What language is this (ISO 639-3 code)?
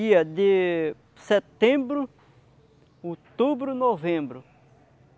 por